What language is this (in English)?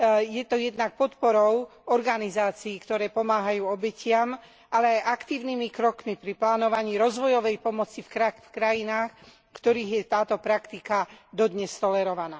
Slovak